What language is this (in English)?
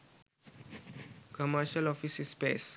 Sinhala